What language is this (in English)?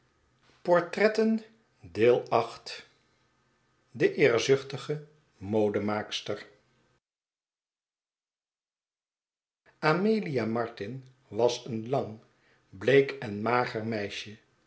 Dutch